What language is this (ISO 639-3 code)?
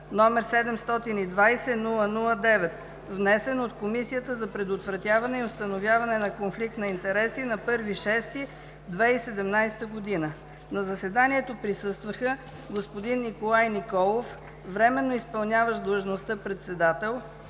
bul